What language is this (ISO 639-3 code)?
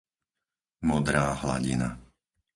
slk